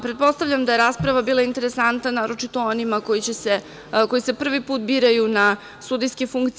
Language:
Serbian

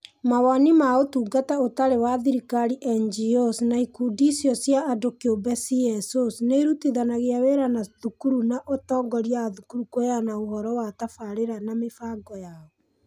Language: Kikuyu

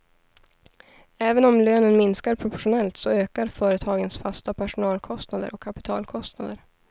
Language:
Swedish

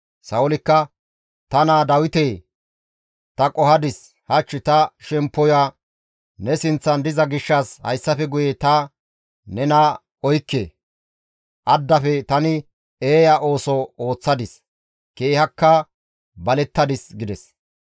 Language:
Gamo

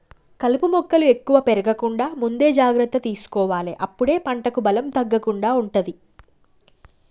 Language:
Telugu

